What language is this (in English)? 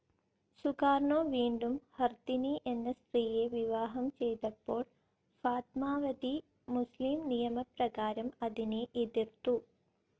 Malayalam